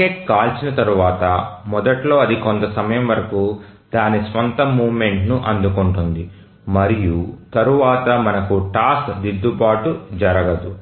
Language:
Telugu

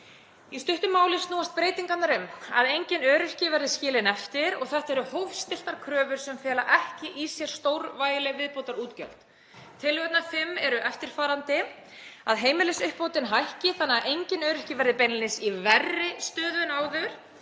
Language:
Icelandic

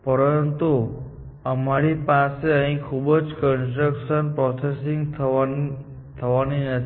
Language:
Gujarati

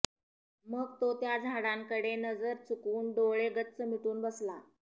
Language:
Marathi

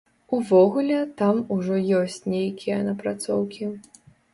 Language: Belarusian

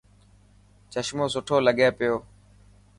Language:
Dhatki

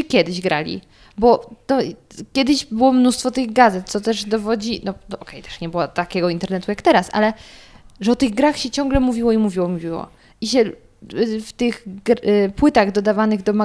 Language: Polish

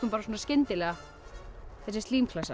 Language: Icelandic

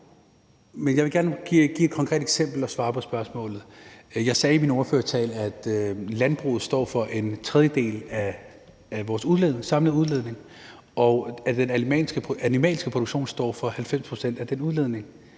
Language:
Danish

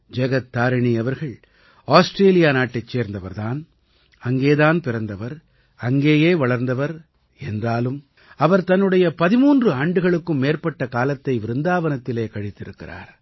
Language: Tamil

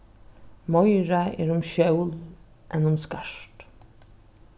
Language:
Faroese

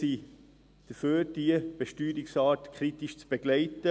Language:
Swiss German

